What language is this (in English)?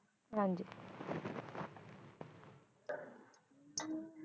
Punjabi